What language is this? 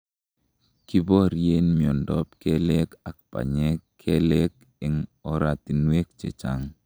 Kalenjin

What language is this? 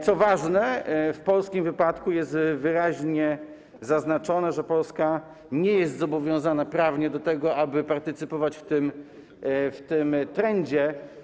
Polish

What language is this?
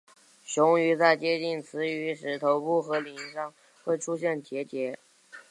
Chinese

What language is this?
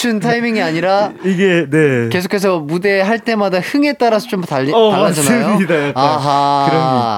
Korean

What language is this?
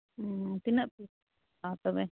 Santali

